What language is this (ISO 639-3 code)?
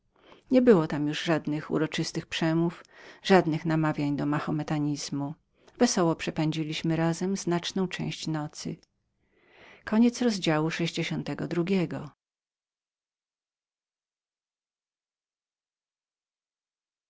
pol